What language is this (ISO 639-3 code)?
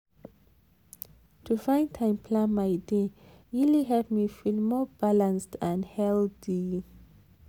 pcm